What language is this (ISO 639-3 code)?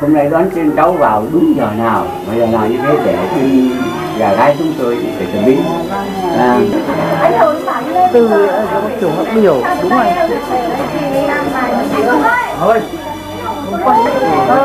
vie